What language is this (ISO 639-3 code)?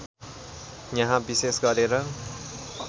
nep